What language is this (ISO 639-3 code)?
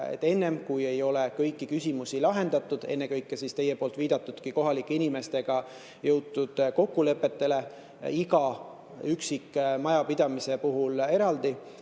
est